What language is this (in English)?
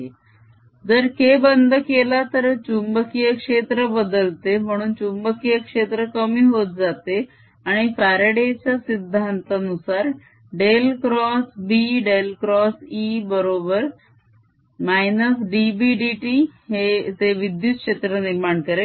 Marathi